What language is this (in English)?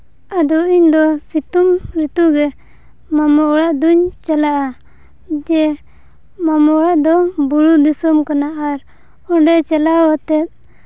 Santali